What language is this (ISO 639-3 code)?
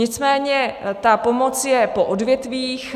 ces